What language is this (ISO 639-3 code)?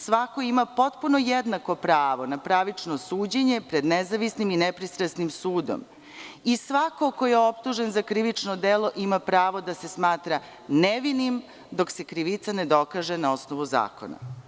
srp